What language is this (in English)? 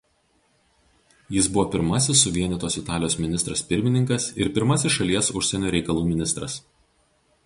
Lithuanian